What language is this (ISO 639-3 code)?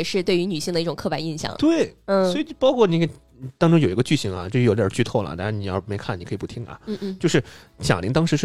zho